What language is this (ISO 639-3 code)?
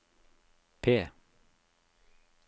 nor